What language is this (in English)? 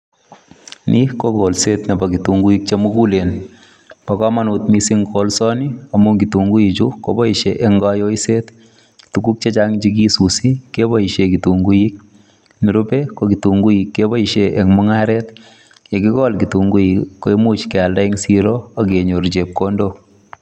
Kalenjin